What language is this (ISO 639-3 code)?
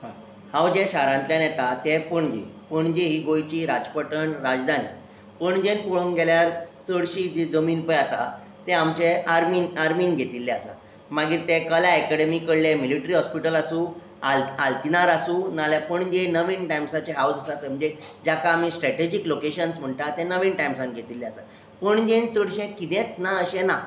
kok